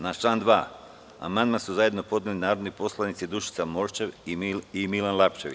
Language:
Serbian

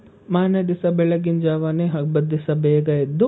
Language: Kannada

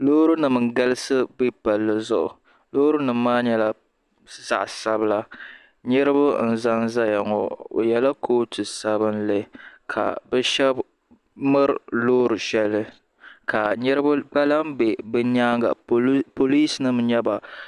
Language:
Dagbani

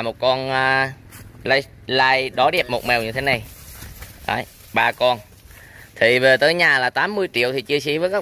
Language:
Vietnamese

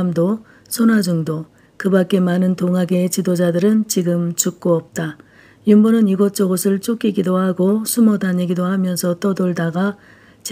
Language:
Korean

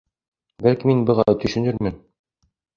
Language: Bashkir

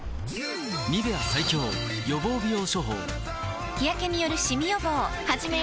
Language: Japanese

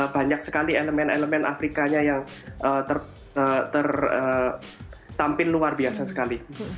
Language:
Indonesian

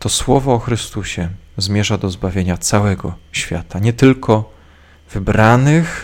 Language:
Polish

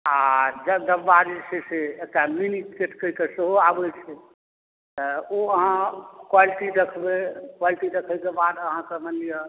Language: Maithili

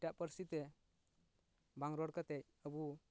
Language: Santali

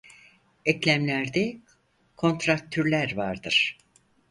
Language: Turkish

